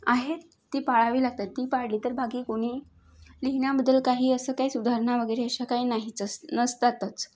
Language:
Marathi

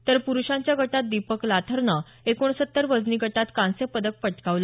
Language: Marathi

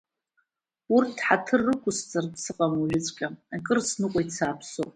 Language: Abkhazian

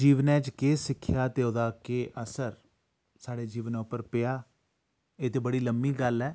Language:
Dogri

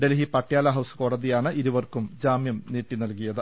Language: Malayalam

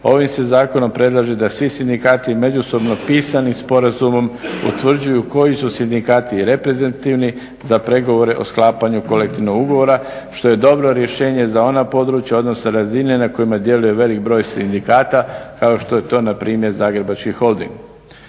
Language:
Croatian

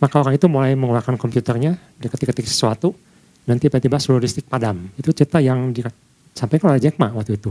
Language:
Indonesian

